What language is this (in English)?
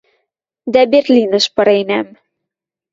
Western Mari